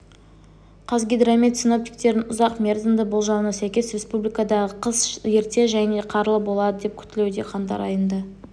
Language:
Kazakh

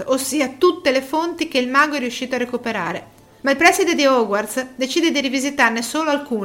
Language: Italian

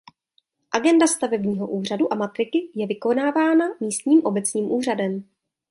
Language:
Czech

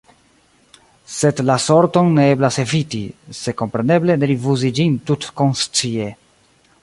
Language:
Esperanto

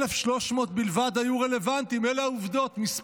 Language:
Hebrew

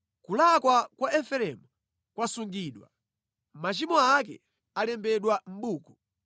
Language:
Nyanja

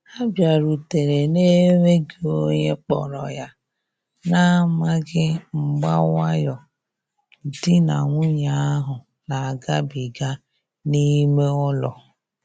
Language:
Igbo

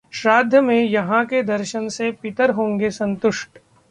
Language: Hindi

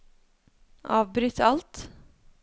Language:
Norwegian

